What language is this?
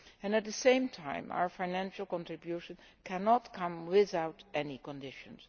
English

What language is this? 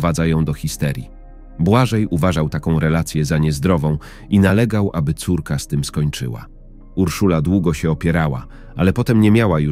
Polish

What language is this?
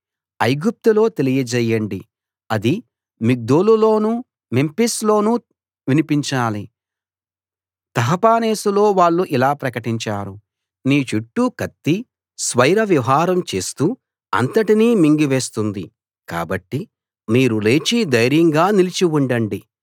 Telugu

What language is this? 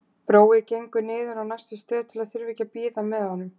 Icelandic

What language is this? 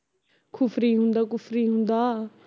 Punjabi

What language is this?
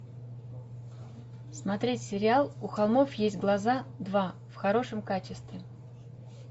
Russian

